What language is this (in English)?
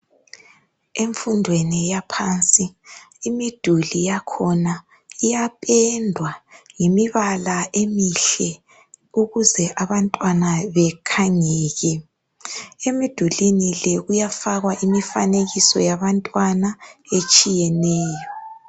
North Ndebele